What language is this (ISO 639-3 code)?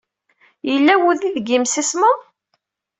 kab